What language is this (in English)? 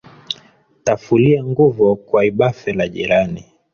Swahili